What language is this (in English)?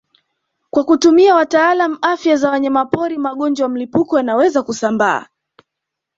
Swahili